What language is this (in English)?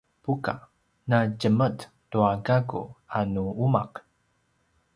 Paiwan